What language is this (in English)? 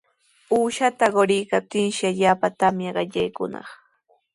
Sihuas Ancash Quechua